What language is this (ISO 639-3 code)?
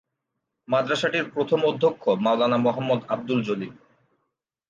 ben